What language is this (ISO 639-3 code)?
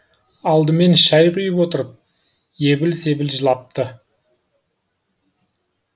kaz